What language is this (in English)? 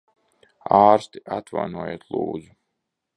Latvian